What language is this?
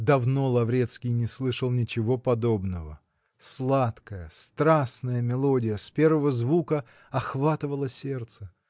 Russian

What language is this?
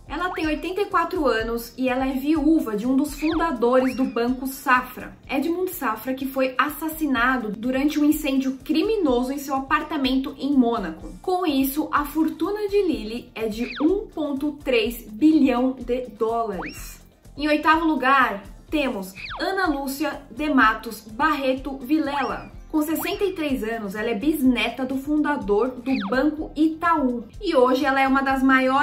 Portuguese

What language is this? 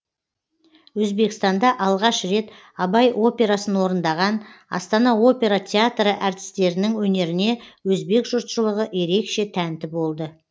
Kazakh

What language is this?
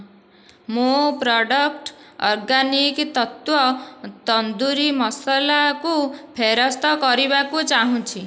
Odia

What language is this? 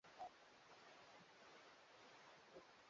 Swahili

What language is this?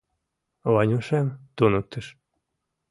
Mari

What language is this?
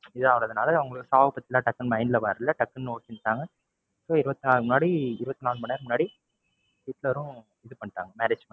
Tamil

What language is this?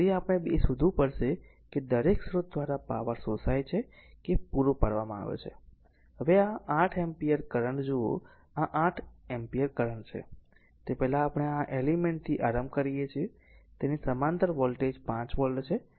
Gujarati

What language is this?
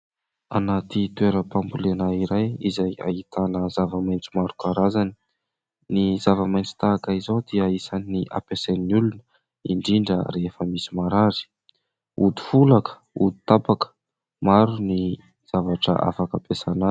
Malagasy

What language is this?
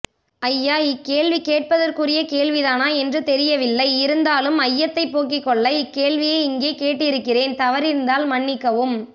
Tamil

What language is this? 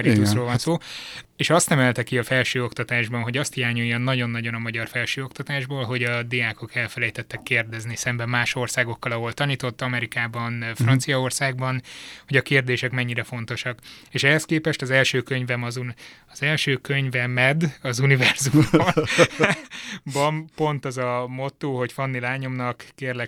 Hungarian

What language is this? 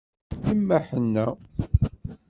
Kabyle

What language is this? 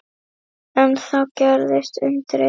Icelandic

